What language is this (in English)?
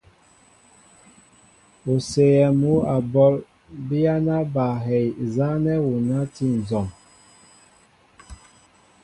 Mbo (Cameroon)